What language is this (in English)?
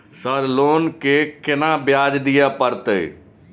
Maithili